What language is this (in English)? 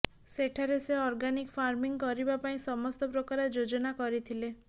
Odia